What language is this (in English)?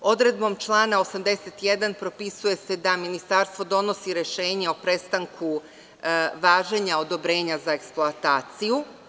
Serbian